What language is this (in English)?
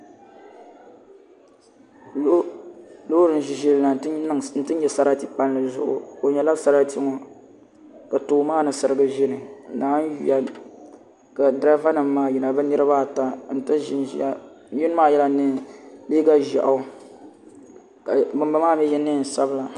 Dagbani